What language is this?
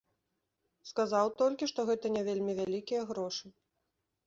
Belarusian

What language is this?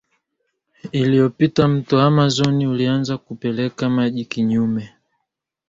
Swahili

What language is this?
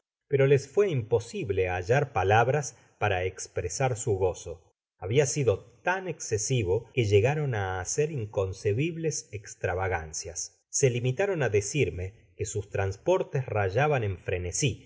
Spanish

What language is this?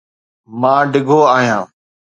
Sindhi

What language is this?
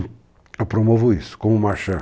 Portuguese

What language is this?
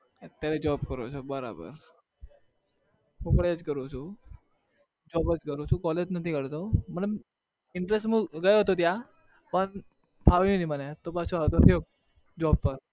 Gujarati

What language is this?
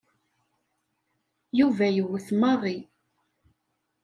Kabyle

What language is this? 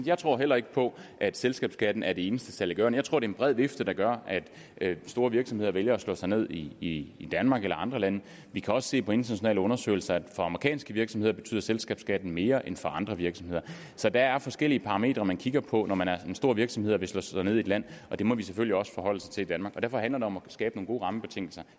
Danish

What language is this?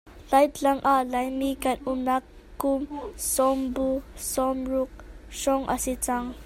Hakha Chin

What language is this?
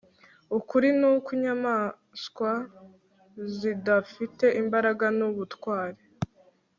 Kinyarwanda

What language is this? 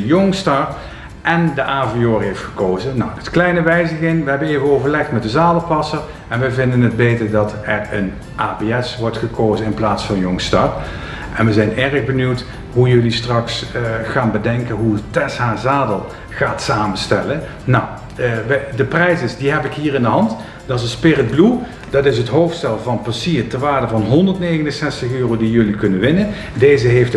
Dutch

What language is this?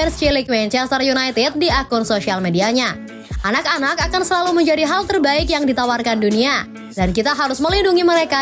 Indonesian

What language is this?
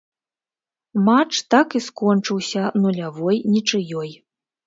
Belarusian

